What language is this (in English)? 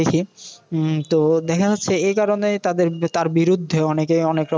Bangla